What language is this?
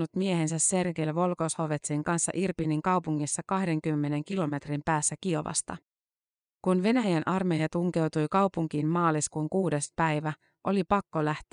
Finnish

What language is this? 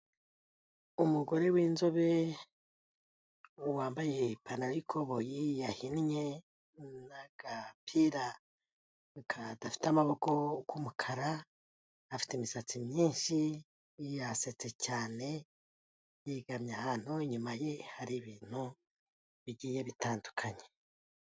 Kinyarwanda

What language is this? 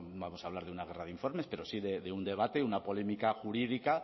Spanish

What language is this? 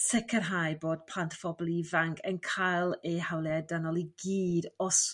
Welsh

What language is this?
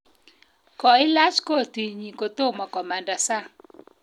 Kalenjin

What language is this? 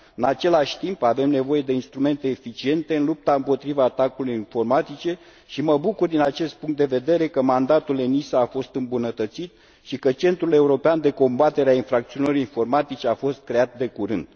Romanian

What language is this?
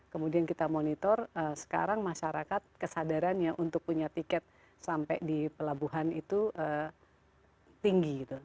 Indonesian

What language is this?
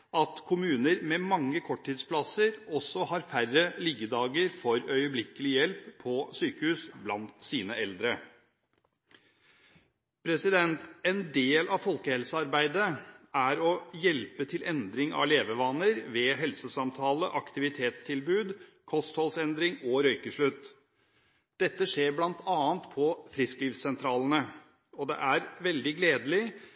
Norwegian Bokmål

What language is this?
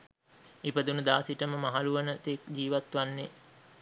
Sinhala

